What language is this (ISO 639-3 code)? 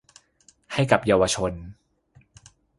tha